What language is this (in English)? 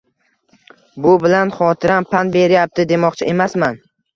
Uzbek